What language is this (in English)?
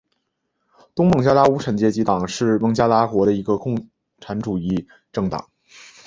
Chinese